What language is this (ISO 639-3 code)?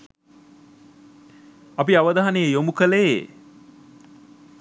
sin